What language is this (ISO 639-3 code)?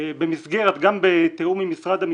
heb